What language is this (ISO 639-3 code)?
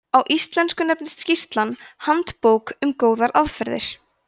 isl